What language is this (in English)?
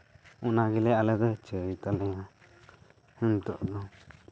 Santali